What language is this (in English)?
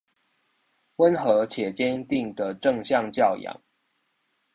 Chinese